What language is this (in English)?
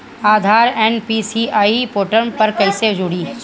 Bhojpuri